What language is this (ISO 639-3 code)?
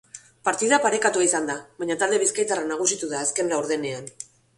eus